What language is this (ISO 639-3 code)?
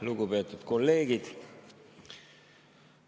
est